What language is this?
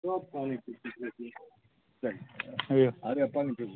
Maithili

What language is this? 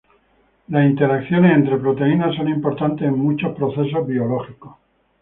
Spanish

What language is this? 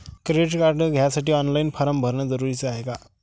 Marathi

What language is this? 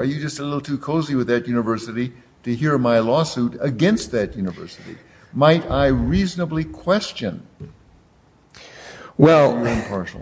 English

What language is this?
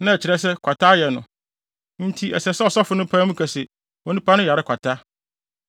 Akan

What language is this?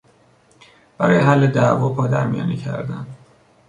Persian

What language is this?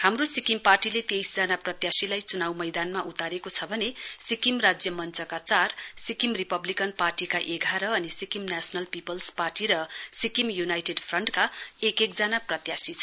Nepali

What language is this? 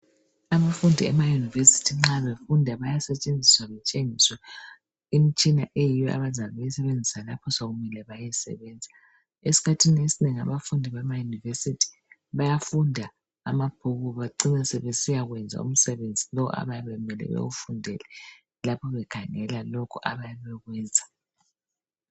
North Ndebele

